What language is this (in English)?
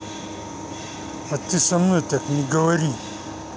Russian